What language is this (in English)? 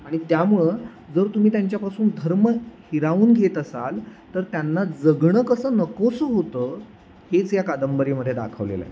Marathi